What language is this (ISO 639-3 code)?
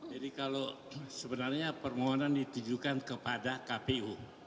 ind